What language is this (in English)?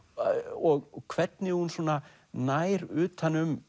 Icelandic